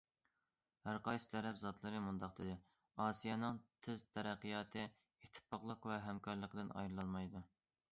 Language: Uyghur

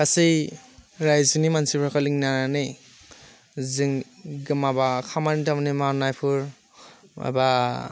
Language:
Bodo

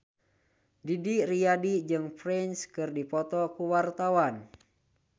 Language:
Sundanese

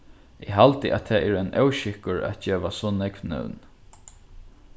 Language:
Faroese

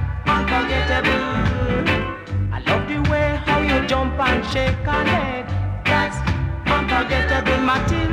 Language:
English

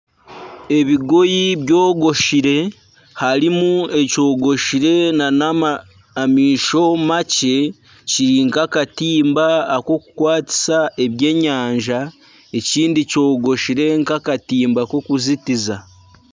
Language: Nyankole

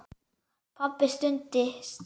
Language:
Icelandic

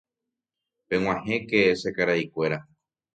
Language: Guarani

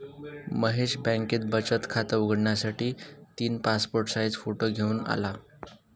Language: Marathi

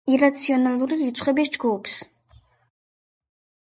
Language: Georgian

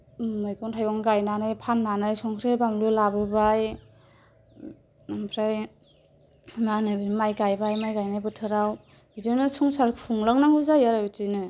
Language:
Bodo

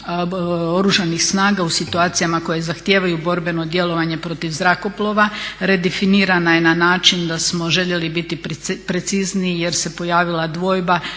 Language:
Croatian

